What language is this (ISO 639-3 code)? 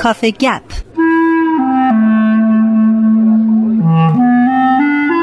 fas